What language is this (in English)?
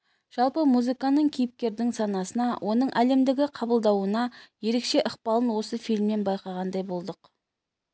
Kazakh